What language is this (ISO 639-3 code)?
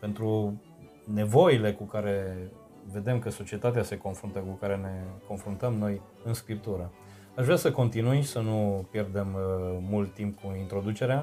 ron